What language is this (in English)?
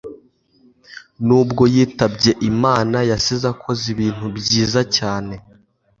Kinyarwanda